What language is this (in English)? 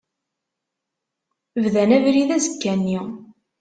Kabyle